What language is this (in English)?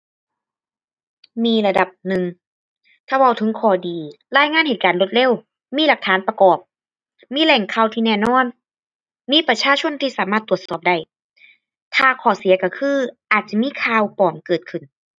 Thai